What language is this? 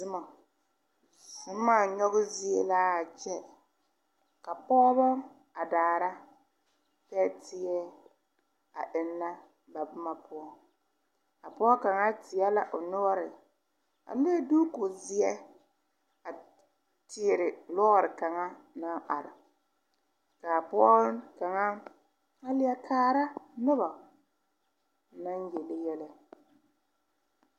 Southern Dagaare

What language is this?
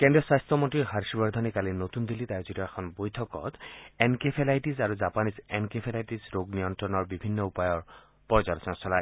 Assamese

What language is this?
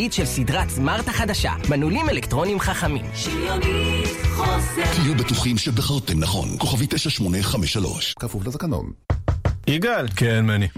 Hebrew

